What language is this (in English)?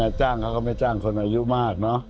Thai